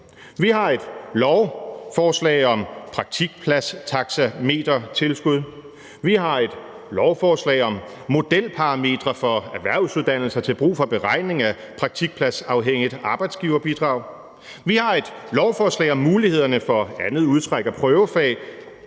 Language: Danish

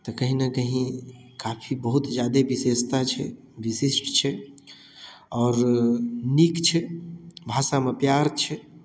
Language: Maithili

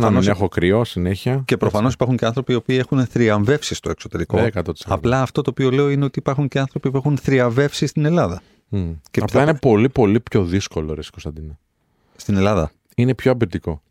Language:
Greek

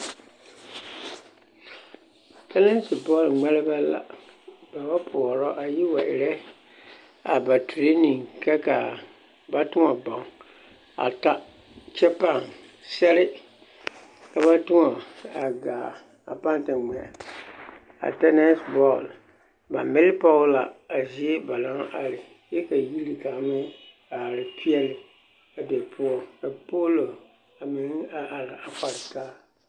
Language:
Southern Dagaare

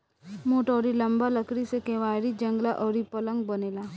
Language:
Bhojpuri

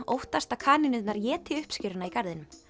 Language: Icelandic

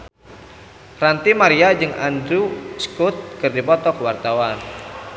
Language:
Sundanese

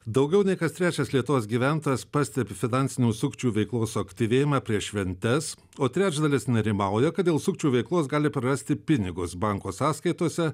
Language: Lithuanian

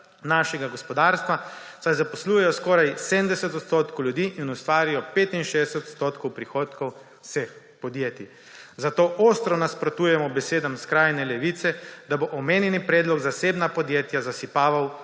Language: Slovenian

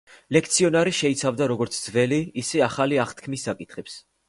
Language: Georgian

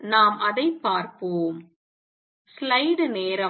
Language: Tamil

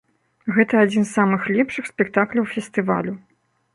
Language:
Belarusian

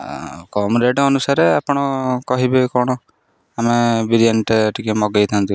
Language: Odia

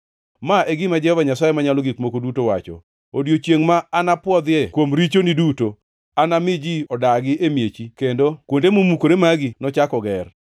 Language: Luo (Kenya and Tanzania)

